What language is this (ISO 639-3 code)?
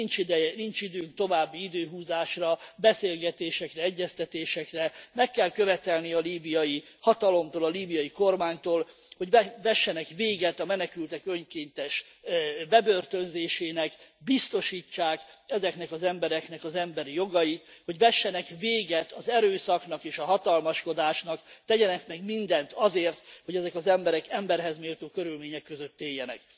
hun